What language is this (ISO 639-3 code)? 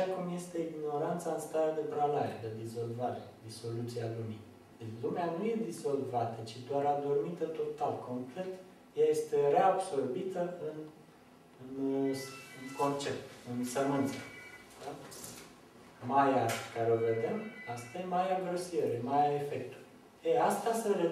ron